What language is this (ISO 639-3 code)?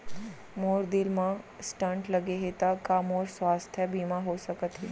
hne